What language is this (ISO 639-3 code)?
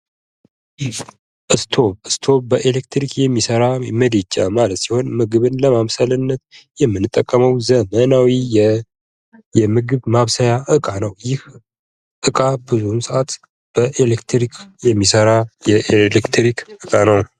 amh